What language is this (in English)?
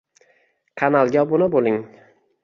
Uzbek